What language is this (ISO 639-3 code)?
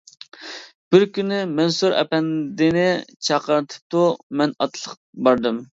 uig